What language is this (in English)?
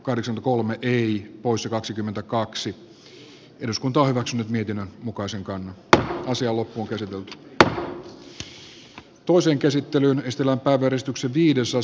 Finnish